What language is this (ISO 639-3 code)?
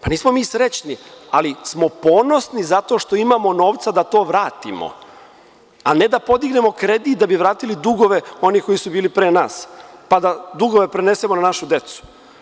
srp